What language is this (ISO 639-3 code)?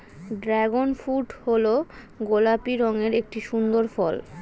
ben